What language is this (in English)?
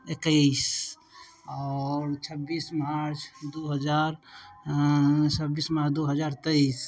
Maithili